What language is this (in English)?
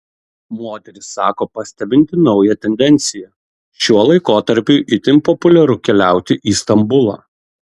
Lithuanian